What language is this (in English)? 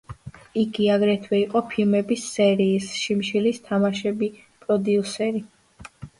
Georgian